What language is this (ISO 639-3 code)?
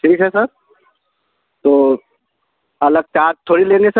hin